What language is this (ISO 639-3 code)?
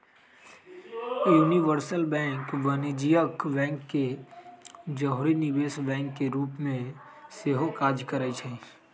mag